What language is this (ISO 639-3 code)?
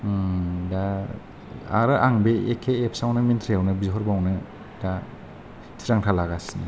brx